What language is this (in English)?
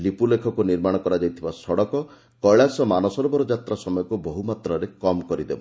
Odia